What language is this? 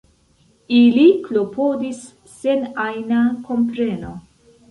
Esperanto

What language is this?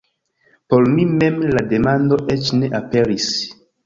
Esperanto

